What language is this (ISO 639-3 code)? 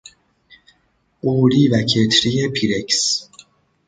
fas